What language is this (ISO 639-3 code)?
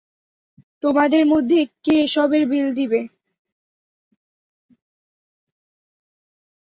ben